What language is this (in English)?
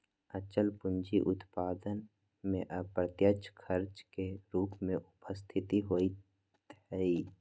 Magahi